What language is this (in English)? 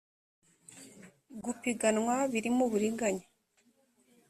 Kinyarwanda